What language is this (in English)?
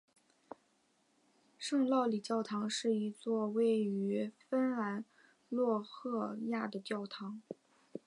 Chinese